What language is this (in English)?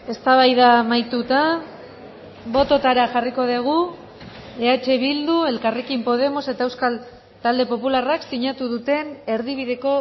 Basque